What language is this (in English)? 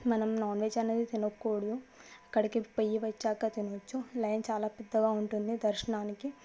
Telugu